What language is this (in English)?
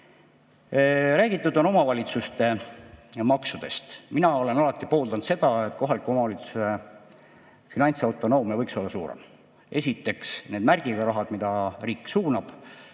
Estonian